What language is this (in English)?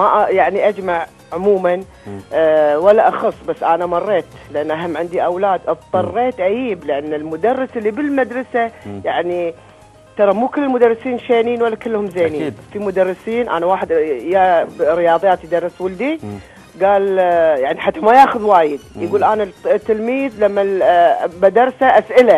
Arabic